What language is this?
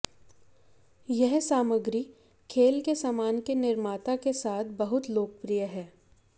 Hindi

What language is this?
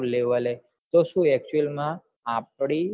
Gujarati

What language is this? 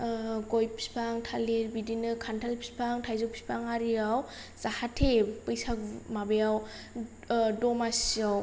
Bodo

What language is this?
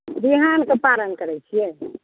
Maithili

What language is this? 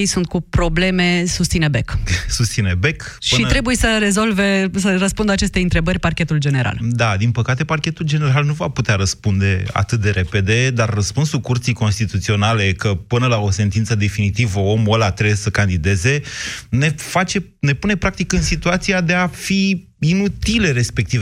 Romanian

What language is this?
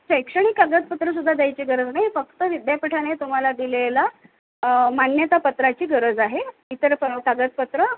Marathi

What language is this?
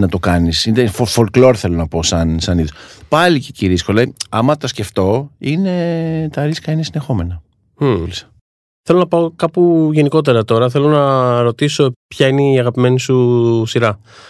Greek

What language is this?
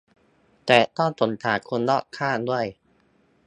Thai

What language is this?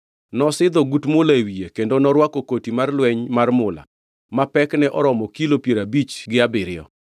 Luo (Kenya and Tanzania)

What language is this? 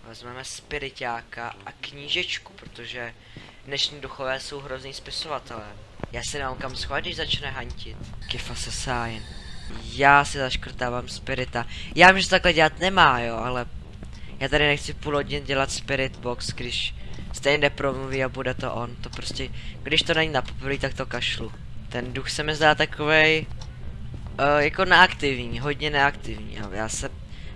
Czech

